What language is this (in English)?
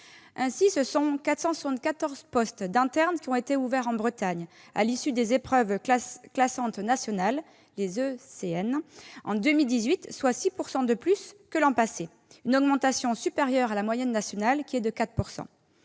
French